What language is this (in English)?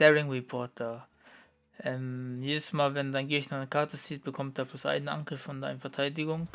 German